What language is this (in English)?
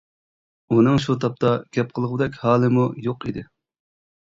Uyghur